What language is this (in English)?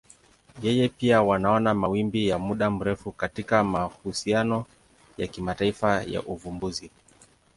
Swahili